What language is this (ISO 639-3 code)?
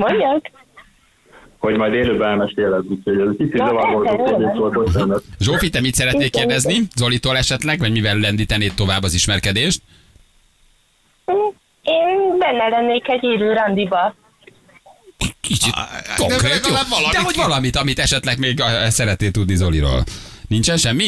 hun